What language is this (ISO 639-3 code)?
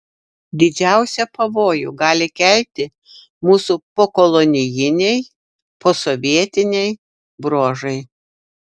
lit